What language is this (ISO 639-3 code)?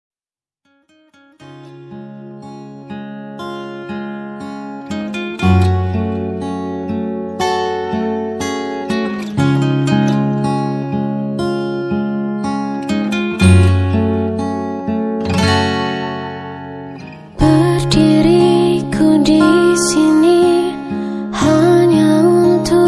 ind